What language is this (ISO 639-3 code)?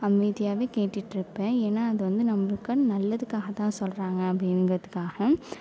tam